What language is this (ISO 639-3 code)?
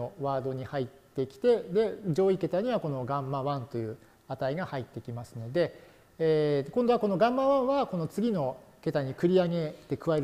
jpn